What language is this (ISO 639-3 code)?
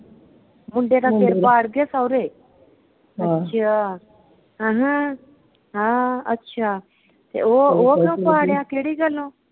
pan